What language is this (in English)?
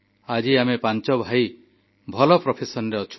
Odia